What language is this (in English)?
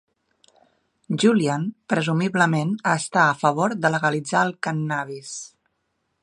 Catalan